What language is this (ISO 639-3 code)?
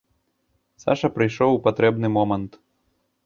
bel